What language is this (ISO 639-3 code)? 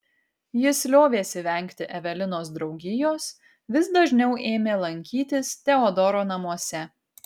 lit